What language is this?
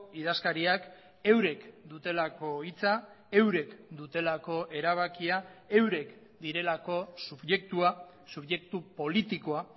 Basque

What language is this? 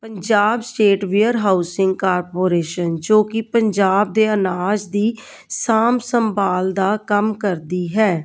Punjabi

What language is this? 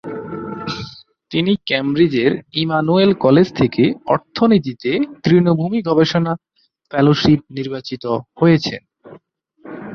Bangla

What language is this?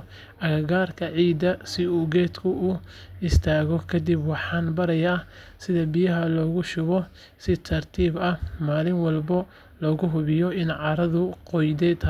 Somali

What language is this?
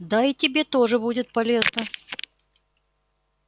Russian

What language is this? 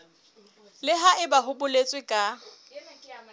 Southern Sotho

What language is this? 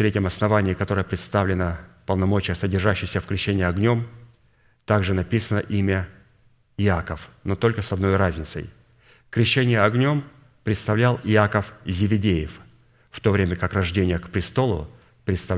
Russian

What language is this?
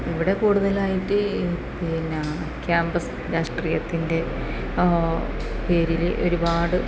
Malayalam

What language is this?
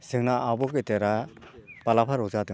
Bodo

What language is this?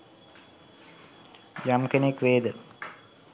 Sinhala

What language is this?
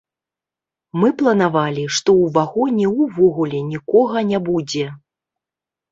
Belarusian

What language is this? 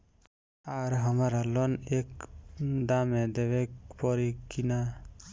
Bhojpuri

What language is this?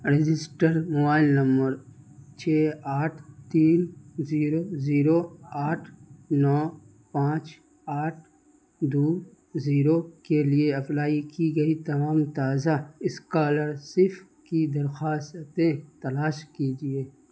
Urdu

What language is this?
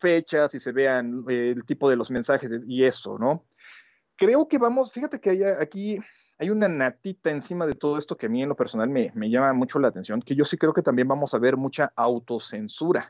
Spanish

